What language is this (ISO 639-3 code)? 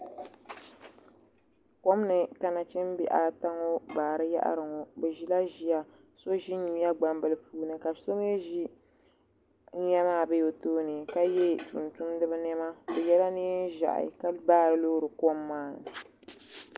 dag